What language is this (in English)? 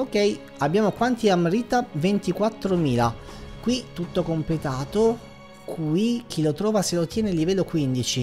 Italian